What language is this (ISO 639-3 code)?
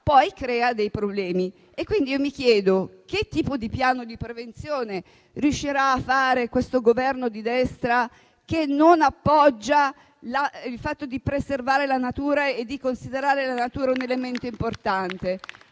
ita